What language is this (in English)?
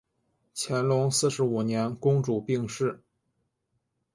Chinese